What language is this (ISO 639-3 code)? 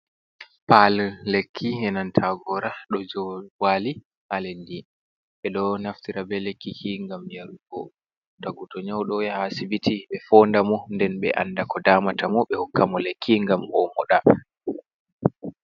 ful